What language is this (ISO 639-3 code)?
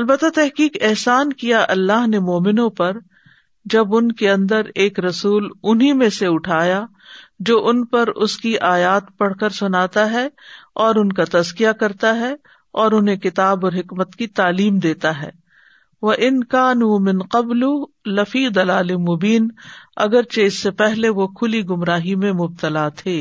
urd